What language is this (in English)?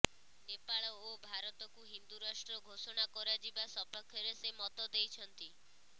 Odia